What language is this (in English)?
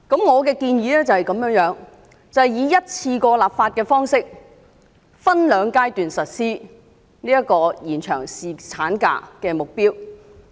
Cantonese